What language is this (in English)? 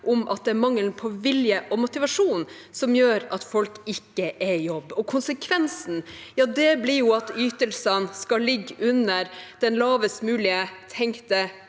Norwegian